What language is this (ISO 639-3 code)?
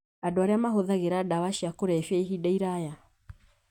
kik